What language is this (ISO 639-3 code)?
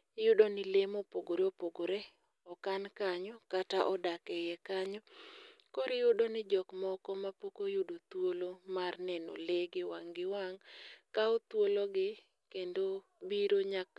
luo